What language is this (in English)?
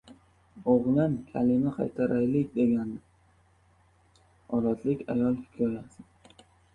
Uzbek